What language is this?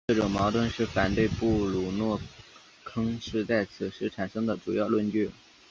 Chinese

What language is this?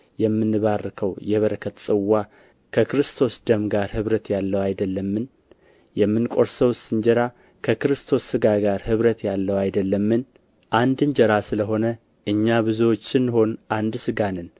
Amharic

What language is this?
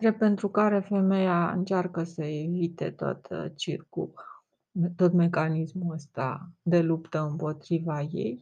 Romanian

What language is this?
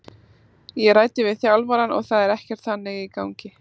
Icelandic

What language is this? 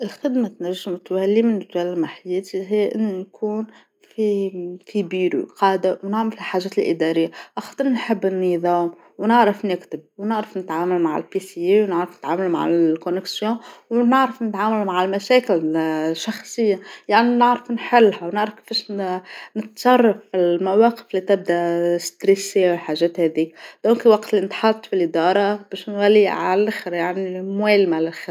Tunisian Arabic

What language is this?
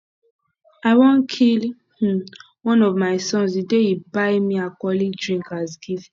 Nigerian Pidgin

